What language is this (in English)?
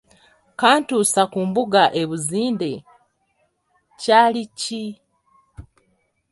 Ganda